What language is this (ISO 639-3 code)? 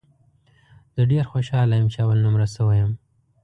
pus